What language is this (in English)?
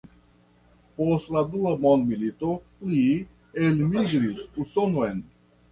Esperanto